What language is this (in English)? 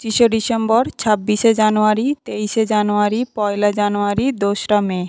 Bangla